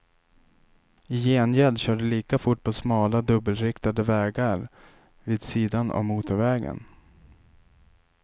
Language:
Swedish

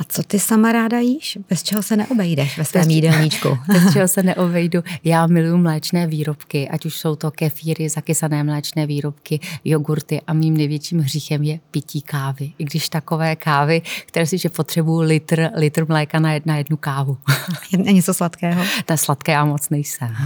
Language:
Czech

